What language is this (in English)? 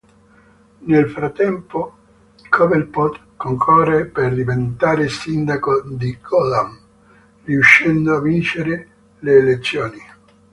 Italian